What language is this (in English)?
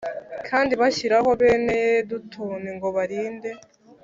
Kinyarwanda